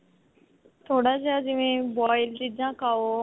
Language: Punjabi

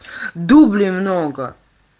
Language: Russian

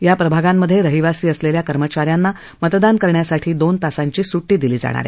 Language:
Marathi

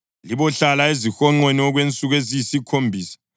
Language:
North Ndebele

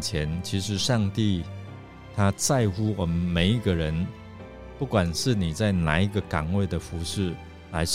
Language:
Chinese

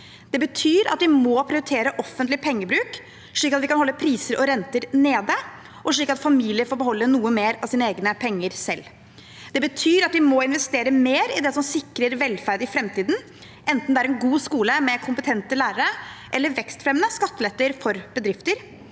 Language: Norwegian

